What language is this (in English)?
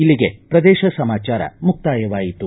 Kannada